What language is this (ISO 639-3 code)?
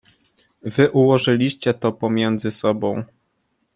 pol